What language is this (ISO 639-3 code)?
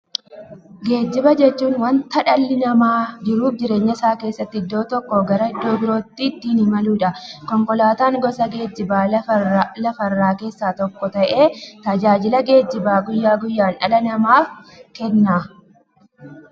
orm